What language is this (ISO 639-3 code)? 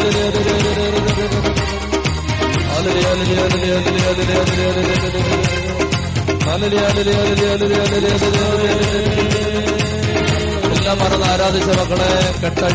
mal